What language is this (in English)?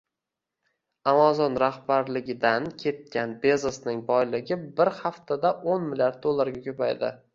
Uzbek